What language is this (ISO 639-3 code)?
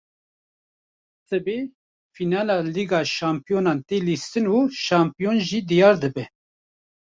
kur